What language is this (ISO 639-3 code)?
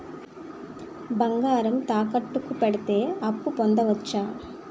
tel